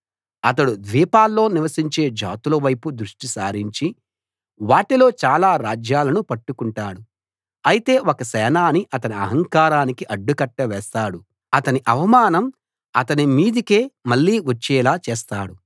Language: Telugu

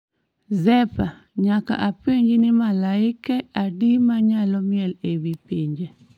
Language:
Luo (Kenya and Tanzania)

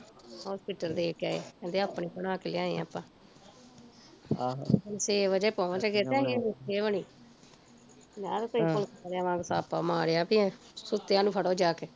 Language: Punjabi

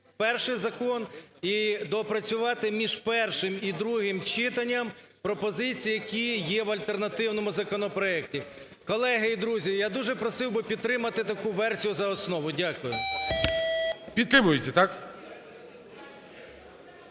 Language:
Ukrainian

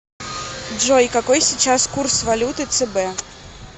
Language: Russian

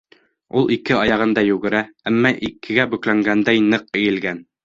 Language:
Bashkir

